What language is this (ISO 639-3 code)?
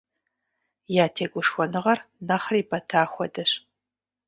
kbd